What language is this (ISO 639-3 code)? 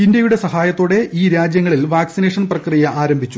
mal